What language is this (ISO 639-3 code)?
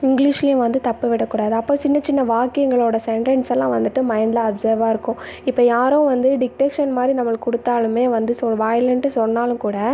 tam